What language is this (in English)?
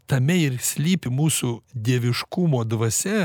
Lithuanian